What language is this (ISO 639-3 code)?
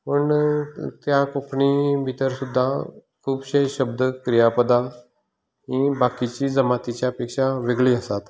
kok